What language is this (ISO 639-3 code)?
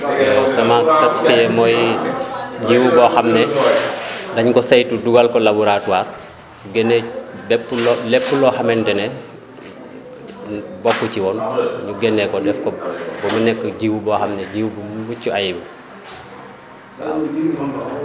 wol